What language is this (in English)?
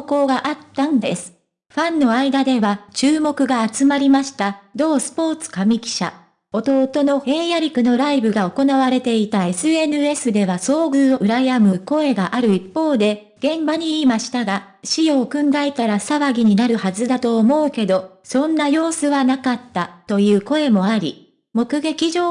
Japanese